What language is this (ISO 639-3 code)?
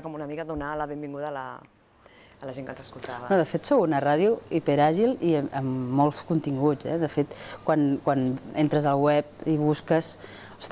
spa